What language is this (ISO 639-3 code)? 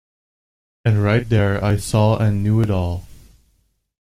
eng